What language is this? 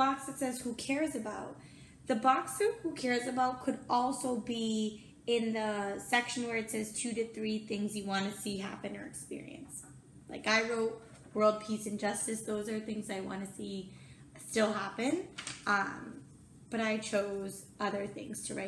English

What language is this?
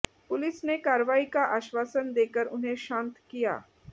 Hindi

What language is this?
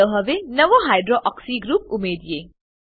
Gujarati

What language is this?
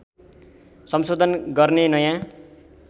Nepali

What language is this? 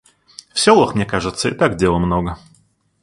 Russian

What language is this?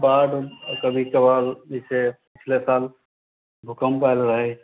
Maithili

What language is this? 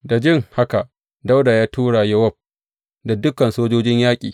Hausa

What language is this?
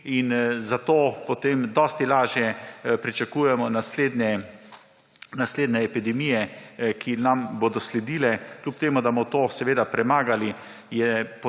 Slovenian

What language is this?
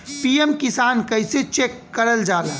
Bhojpuri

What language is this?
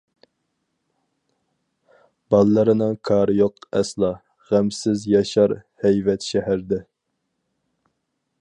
Uyghur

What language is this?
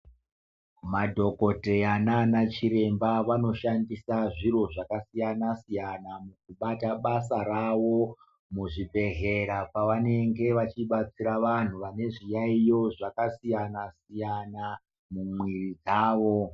Ndau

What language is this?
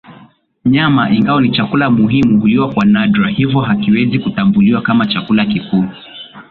Swahili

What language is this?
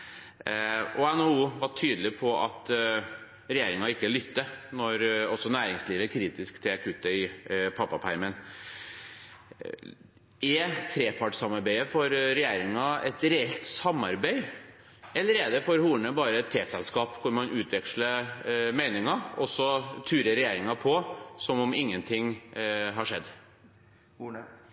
Norwegian Bokmål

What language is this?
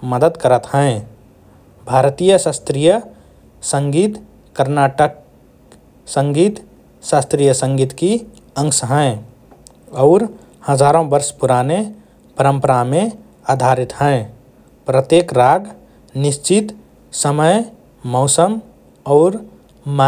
Rana Tharu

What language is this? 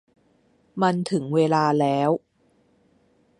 Thai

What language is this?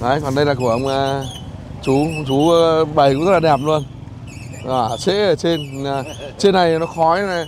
Vietnamese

